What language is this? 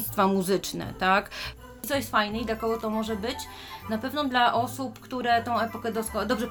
Polish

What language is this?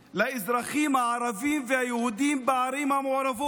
Hebrew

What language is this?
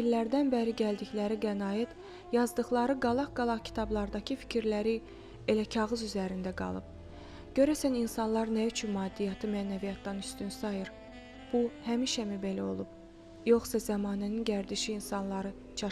Turkish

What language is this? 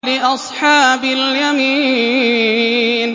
Arabic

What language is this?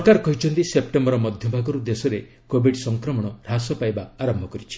Odia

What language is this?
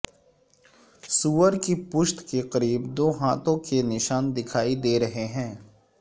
Urdu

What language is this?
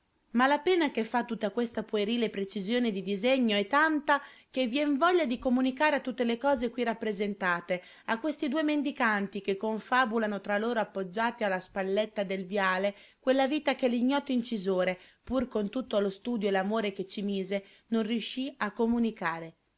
Italian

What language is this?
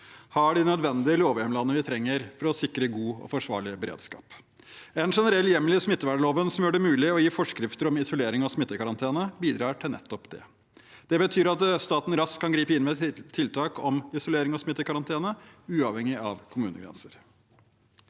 Norwegian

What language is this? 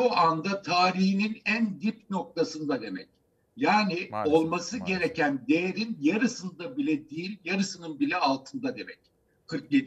Turkish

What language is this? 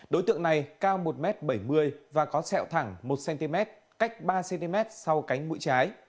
Vietnamese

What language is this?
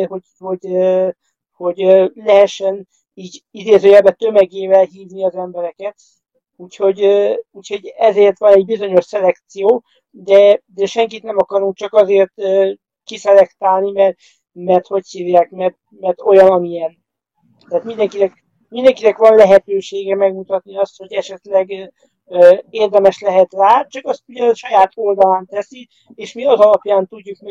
Hungarian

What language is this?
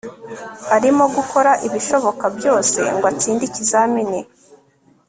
Kinyarwanda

